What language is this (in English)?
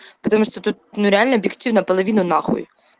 Russian